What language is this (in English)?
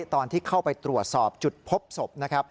Thai